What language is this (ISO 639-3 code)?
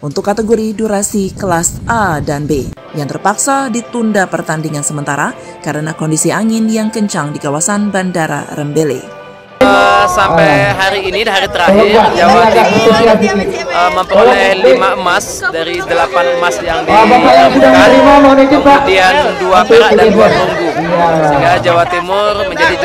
ind